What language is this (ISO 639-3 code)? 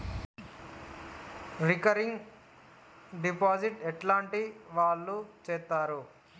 tel